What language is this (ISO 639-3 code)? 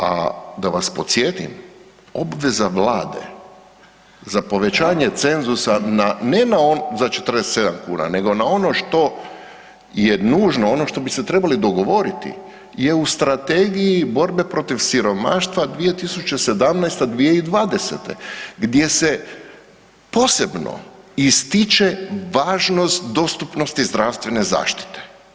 hrv